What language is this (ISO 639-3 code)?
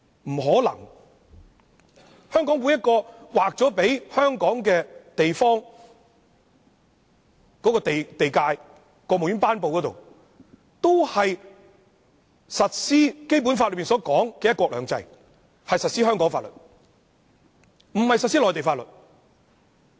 yue